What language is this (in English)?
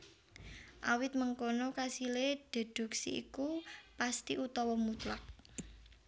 Javanese